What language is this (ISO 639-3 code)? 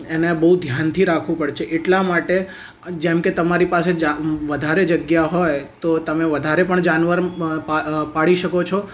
guj